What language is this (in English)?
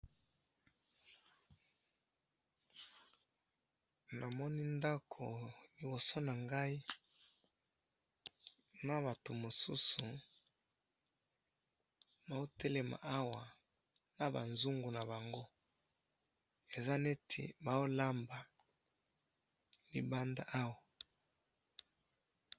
Lingala